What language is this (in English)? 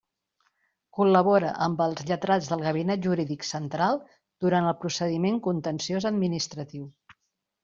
Catalan